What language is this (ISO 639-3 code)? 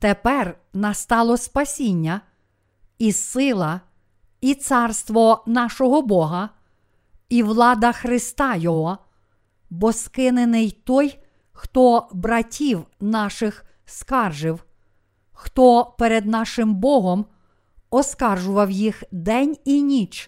ukr